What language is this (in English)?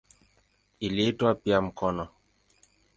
Swahili